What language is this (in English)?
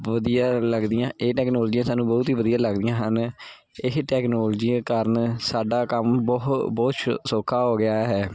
Punjabi